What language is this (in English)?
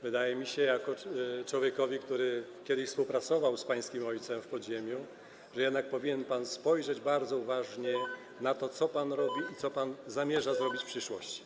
Polish